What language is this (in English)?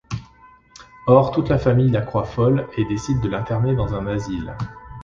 French